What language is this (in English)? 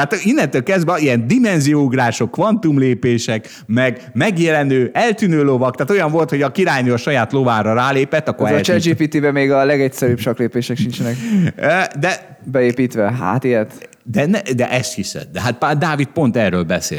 Hungarian